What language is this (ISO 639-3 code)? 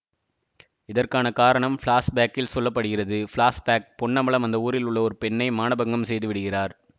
tam